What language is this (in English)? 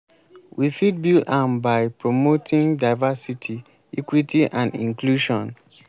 Nigerian Pidgin